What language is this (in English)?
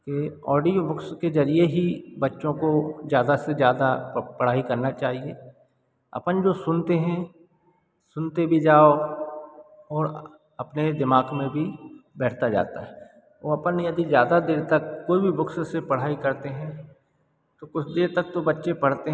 Hindi